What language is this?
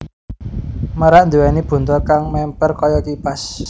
Javanese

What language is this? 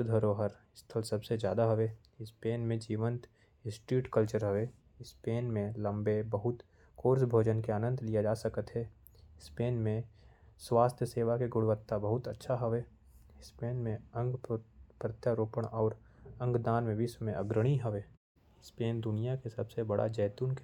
Korwa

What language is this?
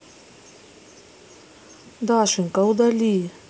Russian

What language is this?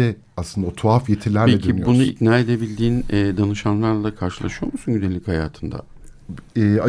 Turkish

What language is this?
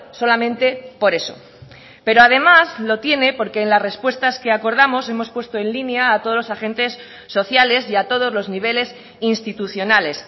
Spanish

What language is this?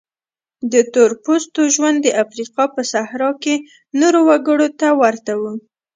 Pashto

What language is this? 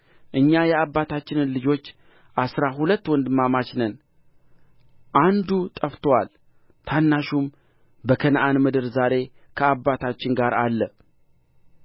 Amharic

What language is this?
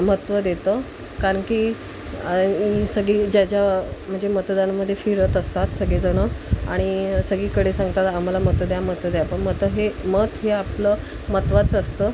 Marathi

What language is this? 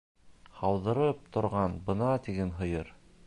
Bashkir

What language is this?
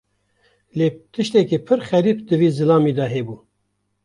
Kurdish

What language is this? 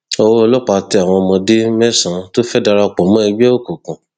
Yoruba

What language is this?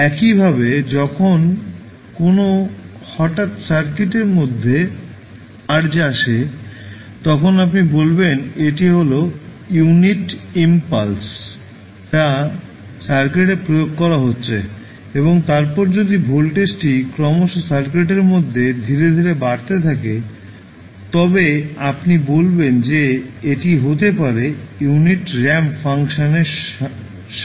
Bangla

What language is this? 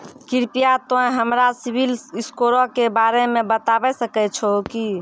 Maithili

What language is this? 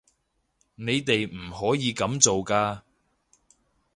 Cantonese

